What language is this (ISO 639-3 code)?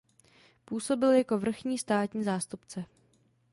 ces